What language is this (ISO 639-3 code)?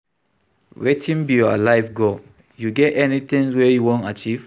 pcm